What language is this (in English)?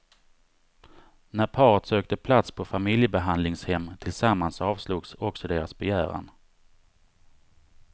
Swedish